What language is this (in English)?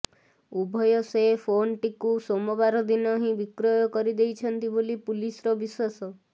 Odia